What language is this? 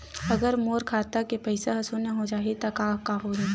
Chhattisgarhi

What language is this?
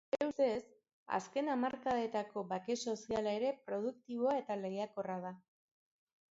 Basque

